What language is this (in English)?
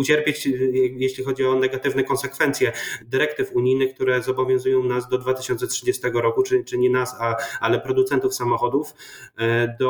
Polish